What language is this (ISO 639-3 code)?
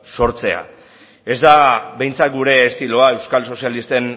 eus